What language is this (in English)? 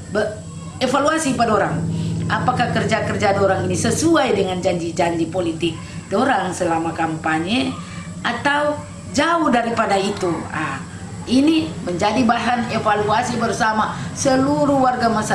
Indonesian